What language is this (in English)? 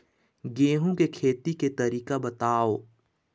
Chhattisgarhi